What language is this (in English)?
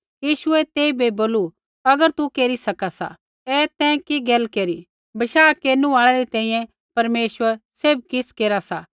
Kullu Pahari